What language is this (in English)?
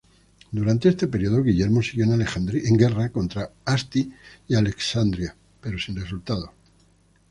Spanish